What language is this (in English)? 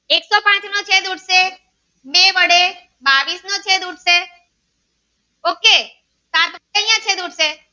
Gujarati